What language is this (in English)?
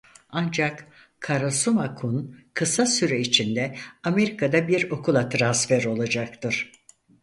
Turkish